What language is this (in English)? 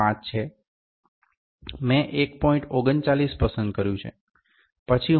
Gujarati